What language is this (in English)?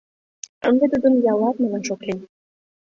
Mari